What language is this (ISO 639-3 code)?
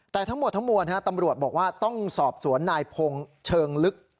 tha